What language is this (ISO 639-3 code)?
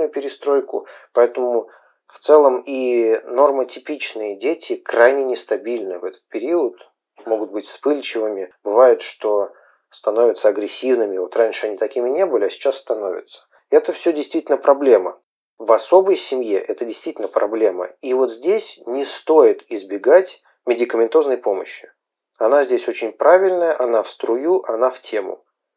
rus